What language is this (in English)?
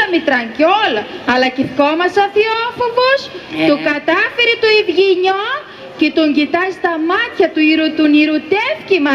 Greek